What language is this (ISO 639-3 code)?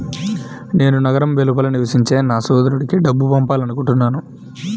tel